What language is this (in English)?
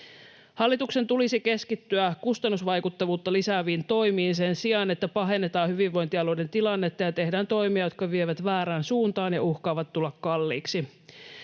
Finnish